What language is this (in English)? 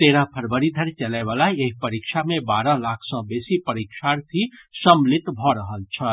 Maithili